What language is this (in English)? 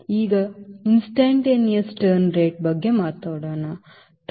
Kannada